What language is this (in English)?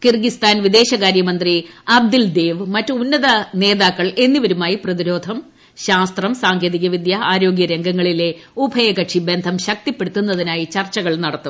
Malayalam